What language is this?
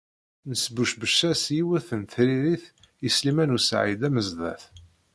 Kabyle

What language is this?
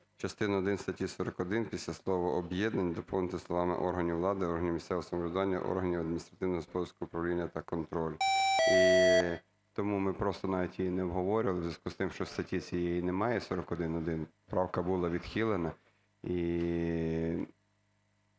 Ukrainian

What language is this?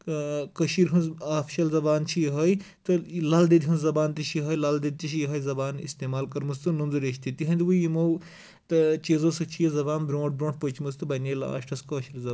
Kashmiri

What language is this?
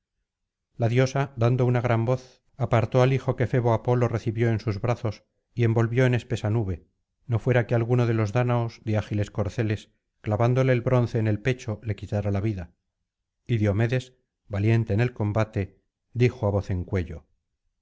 Spanish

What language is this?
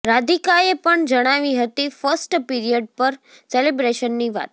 Gujarati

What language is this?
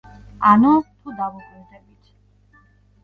Georgian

